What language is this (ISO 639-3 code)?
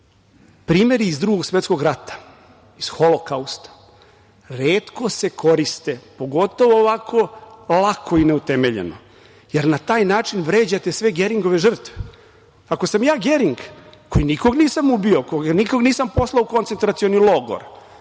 srp